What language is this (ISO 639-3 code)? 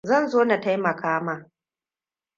hau